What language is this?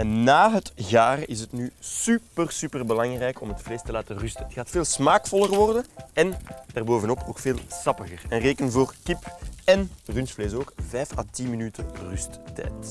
Dutch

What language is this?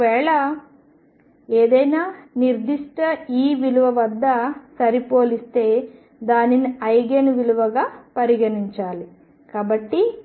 Telugu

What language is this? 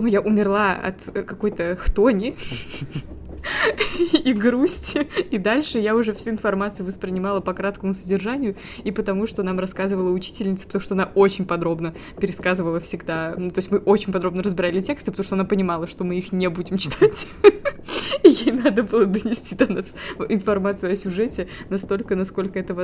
Russian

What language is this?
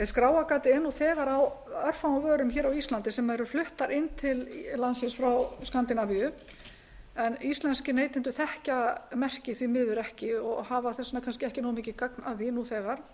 Icelandic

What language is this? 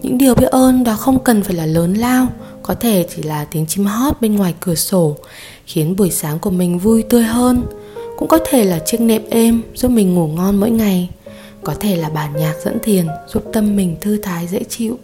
Vietnamese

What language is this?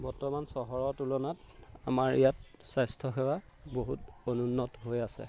Assamese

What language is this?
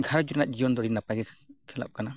Santali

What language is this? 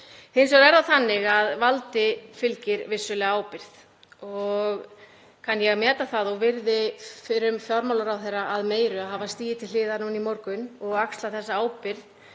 Icelandic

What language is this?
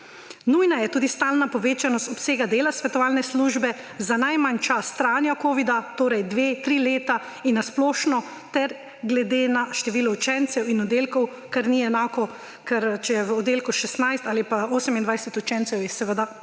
Slovenian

